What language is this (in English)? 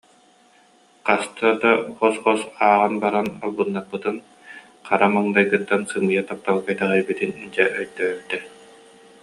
Yakut